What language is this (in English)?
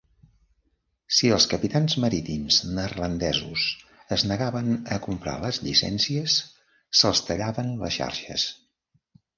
Catalan